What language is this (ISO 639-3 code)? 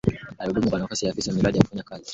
swa